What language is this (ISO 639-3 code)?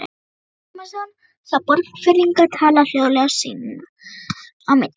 isl